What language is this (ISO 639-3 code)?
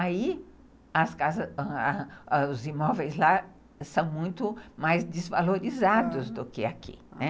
por